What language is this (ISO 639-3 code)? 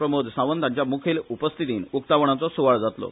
kok